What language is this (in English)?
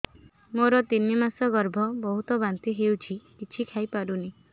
Odia